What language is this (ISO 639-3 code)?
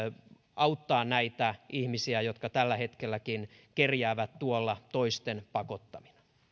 fin